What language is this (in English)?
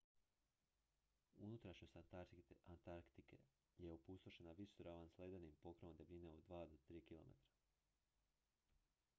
Croatian